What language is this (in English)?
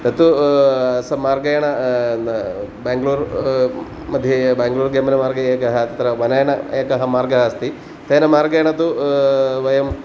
Sanskrit